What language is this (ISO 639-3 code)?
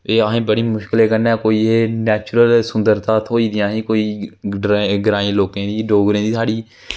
doi